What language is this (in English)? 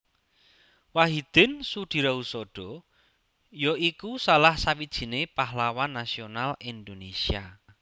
Javanese